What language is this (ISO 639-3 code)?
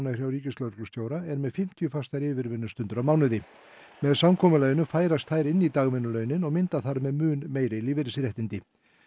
isl